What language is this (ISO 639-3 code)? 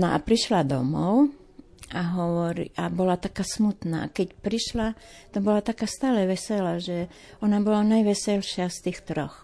slk